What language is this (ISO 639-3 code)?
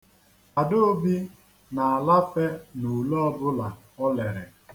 ibo